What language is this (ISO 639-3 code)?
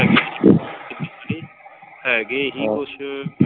pan